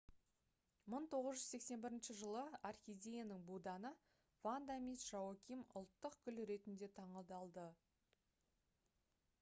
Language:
Kazakh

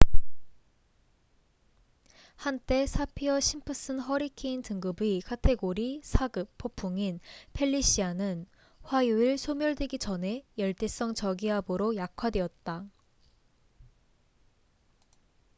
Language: Korean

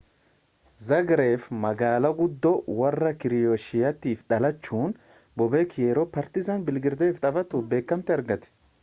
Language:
Oromo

